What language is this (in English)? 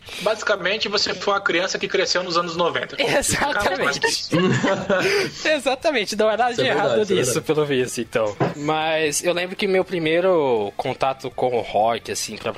Portuguese